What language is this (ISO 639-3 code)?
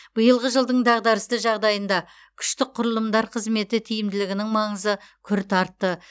kaz